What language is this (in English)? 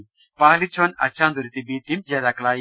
Malayalam